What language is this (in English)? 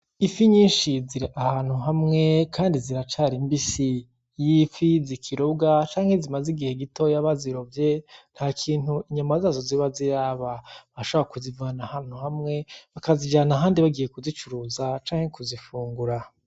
Rundi